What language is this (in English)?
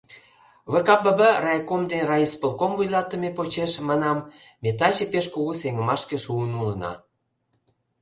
Mari